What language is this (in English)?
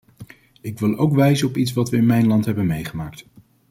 Dutch